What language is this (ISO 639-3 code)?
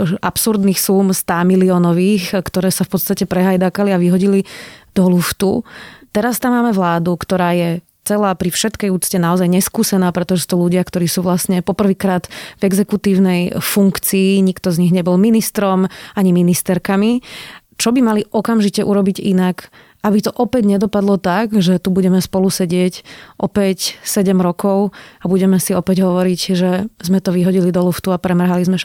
slk